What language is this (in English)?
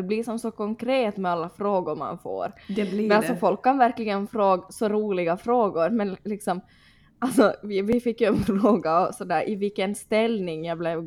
Swedish